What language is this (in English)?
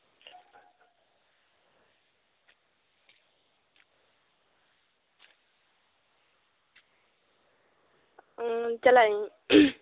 Santali